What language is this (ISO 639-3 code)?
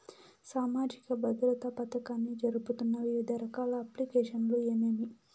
tel